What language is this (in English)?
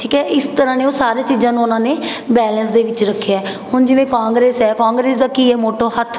Punjabi